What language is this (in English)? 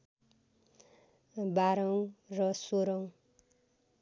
Nepali